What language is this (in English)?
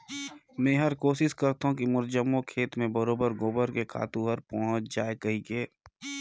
Chhattisgarhi